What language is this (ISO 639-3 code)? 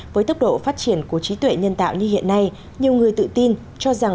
vie